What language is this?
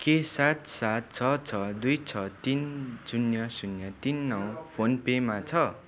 Nepali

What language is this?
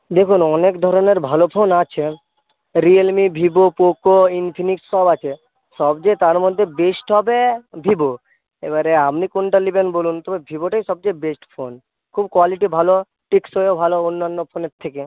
Bangla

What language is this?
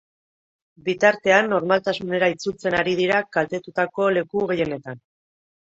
Basque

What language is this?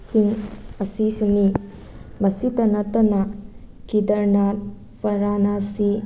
Manipuri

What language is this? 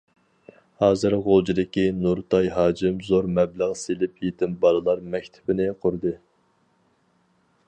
Uyghur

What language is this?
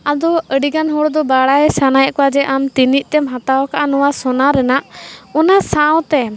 Santali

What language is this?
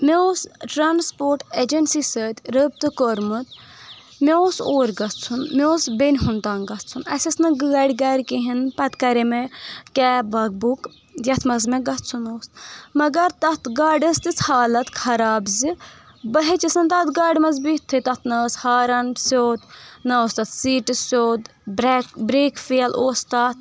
Kashmiri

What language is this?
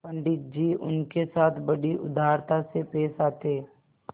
Hindi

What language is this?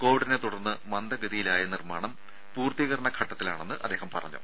Malayalam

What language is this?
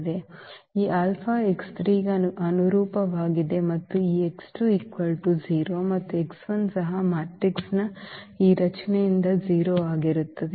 Kannada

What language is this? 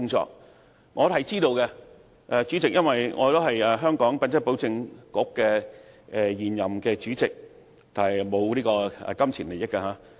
Cantonese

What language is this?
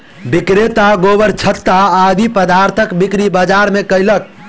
Maithili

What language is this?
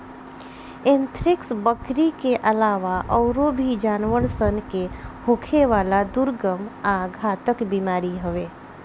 Bhojpuri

